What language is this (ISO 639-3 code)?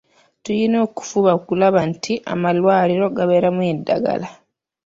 lug